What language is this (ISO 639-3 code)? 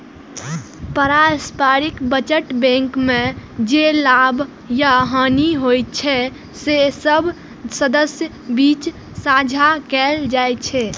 mai